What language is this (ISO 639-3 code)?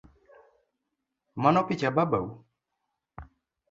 luo